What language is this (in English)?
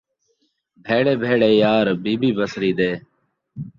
Saraiki